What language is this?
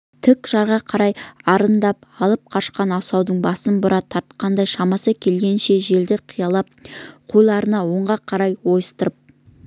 Kazakh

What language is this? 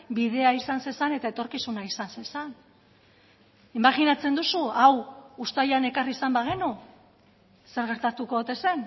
Basque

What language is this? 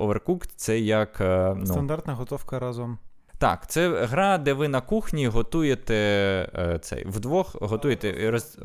Ukrainian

